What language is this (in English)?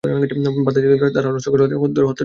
Bangla